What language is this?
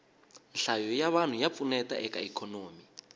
Tsonga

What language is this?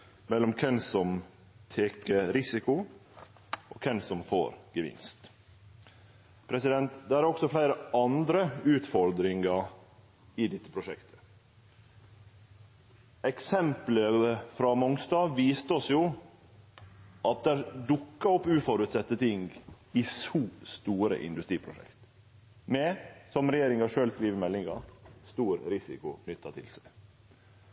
Norwegian Nynorsk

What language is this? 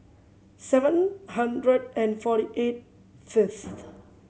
English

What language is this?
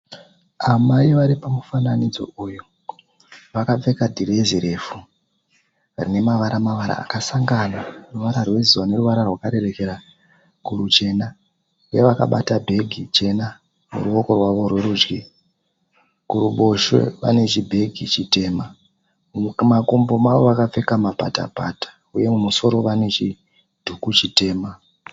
Shona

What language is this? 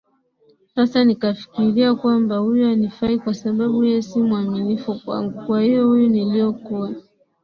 Swahili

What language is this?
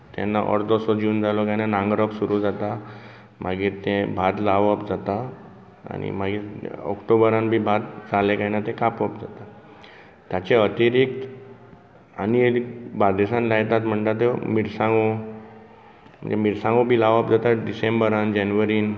Konkani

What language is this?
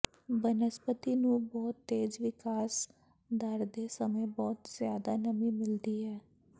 Punjabi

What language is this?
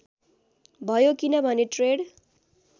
Nepali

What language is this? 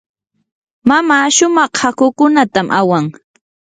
Yanahuanca Pasco Quechua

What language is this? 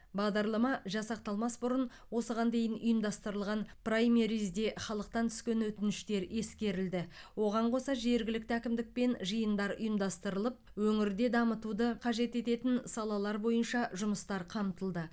Kazakh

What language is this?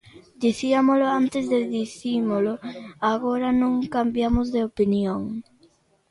Galician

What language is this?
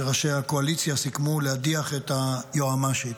Hebrew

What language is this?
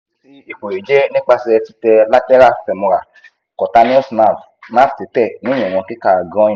Yoruba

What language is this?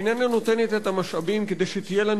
Hebrew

